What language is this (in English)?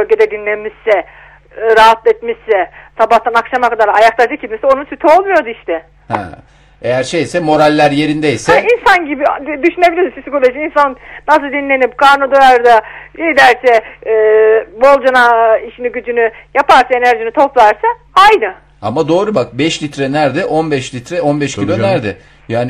Turkish